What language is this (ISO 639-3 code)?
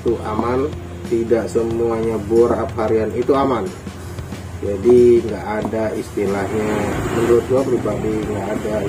ind